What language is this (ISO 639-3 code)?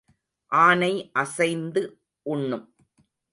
tam